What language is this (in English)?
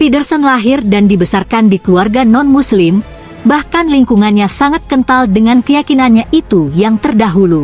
Indonesian